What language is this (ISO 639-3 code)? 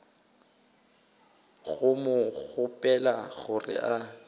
nso